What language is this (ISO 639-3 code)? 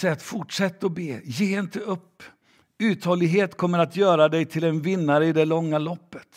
swe